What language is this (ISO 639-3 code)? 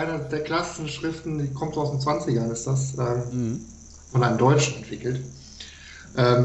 deu